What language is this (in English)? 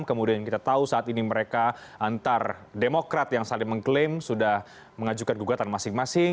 Indonesian